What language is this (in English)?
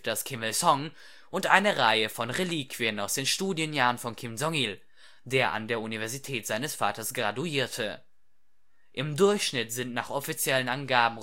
German